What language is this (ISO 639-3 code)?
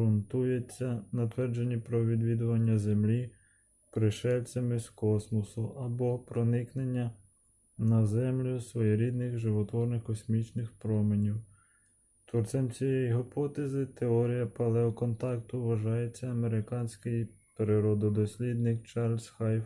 ukr